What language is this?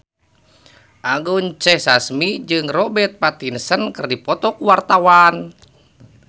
Sundanese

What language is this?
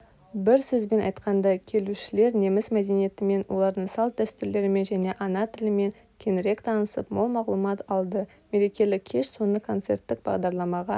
Kazakh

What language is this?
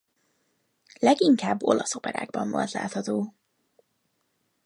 Hungarian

